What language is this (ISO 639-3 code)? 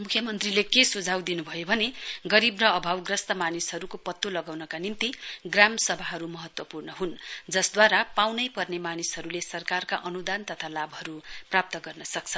nep